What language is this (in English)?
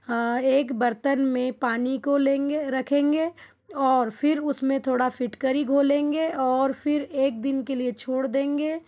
Hindi